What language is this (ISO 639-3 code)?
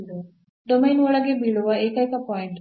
kan